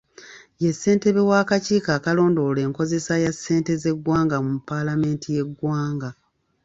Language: Ganda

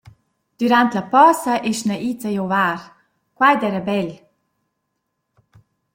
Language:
Romansh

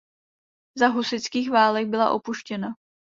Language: Czech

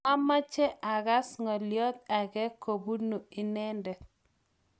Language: Kalenjin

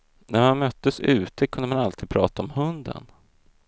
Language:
Swedish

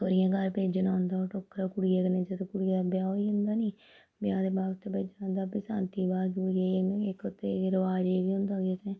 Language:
Dogri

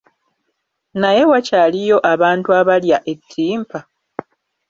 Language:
Ganda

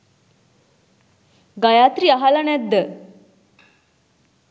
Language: Sinhala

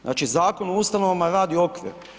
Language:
Croatian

